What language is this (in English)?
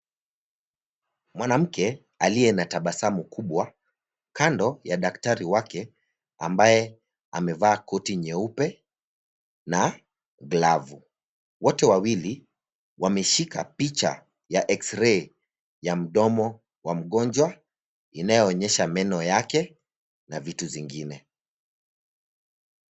Swahili